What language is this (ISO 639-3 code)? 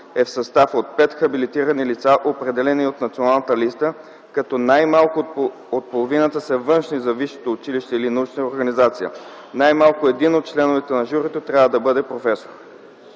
bul